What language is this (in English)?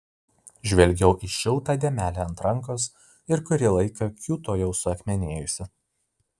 Lithuanian